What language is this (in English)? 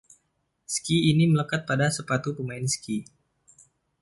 Indonesian